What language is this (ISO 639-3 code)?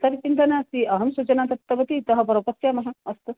san